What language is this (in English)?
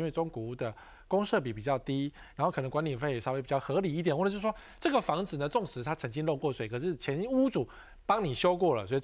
Chinese